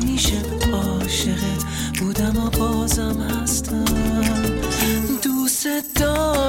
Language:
Persian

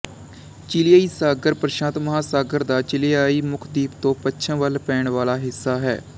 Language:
Punjabi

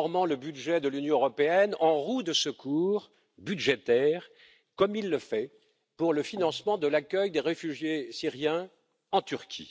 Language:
French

